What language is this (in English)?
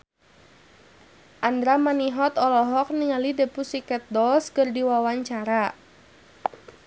Sundanese